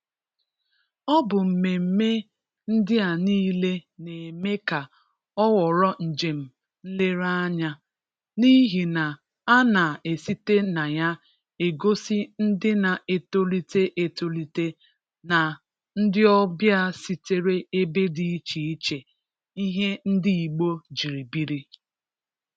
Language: Igbo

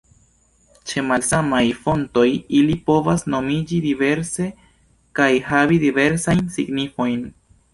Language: Esperanto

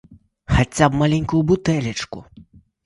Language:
Belarusian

